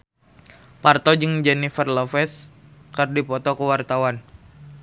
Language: Sundanese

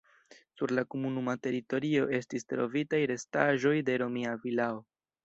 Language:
Esperanto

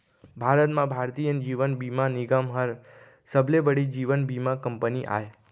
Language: Chhattisgarhi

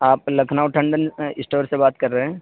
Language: Urdu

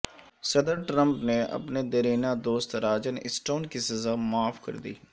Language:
Urdu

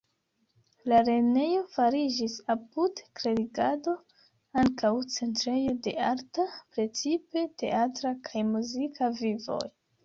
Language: Esperanto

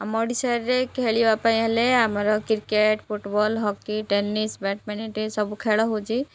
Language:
Odia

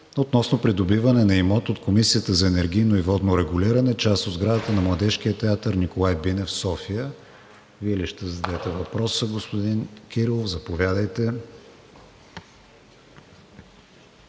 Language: Bulgarian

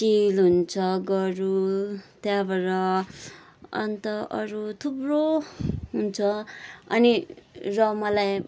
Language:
Nepali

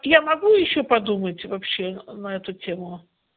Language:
Russian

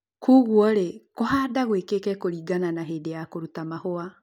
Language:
Kikuyu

